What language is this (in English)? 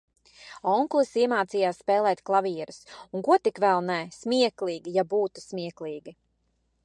Latvian